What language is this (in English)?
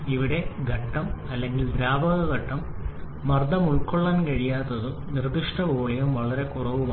Malayalam